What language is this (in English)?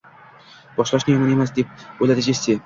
Uzbek